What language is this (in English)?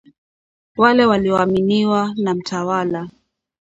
Swahili